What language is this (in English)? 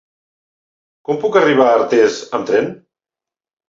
Catalan